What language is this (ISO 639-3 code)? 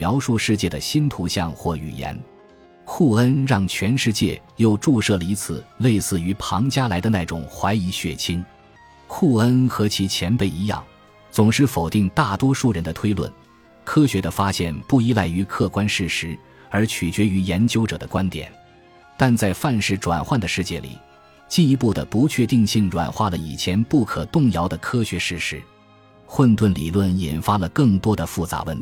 zho